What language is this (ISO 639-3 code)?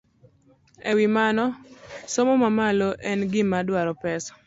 luo